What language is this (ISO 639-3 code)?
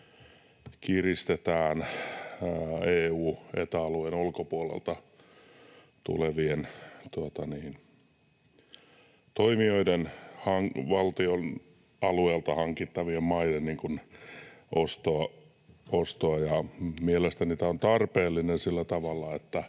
fin